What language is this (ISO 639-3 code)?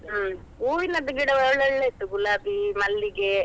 kan